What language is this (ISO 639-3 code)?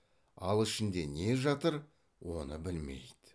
kaz